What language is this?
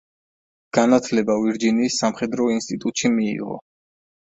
Georgian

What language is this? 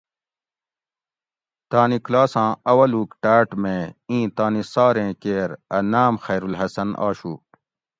Gawri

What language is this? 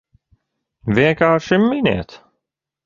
Latvian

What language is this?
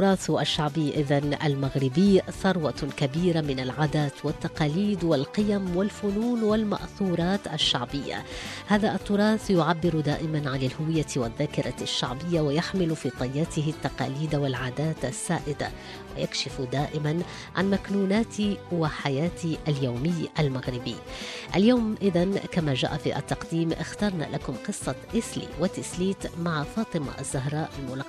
Arabic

